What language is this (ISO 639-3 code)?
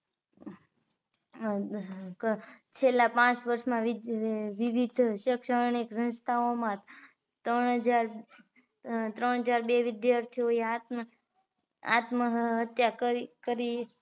guj